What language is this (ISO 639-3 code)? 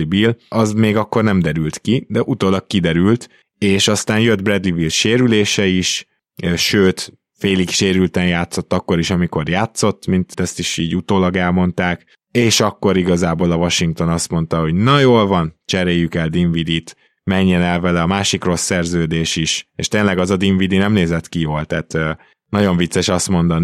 hun